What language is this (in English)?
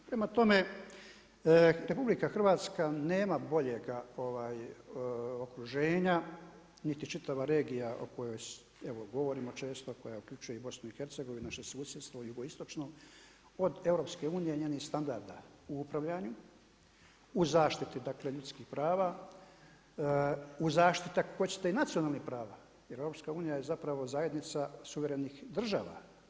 Croatian